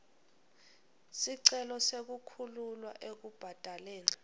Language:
Swati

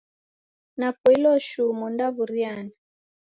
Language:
Taita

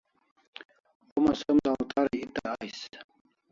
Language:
Kalasha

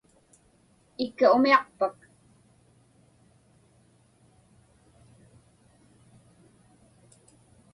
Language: Inupiaq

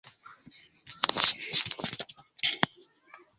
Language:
Esperanto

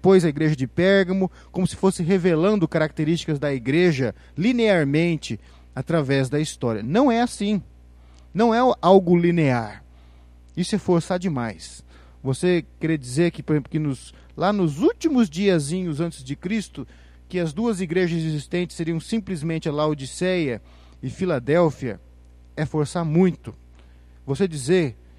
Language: Portuguese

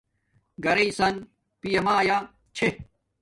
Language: Domaaki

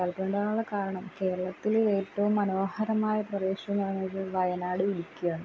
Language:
Malayalam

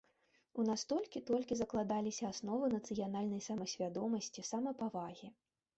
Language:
Belarusian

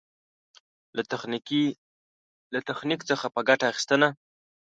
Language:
Pashto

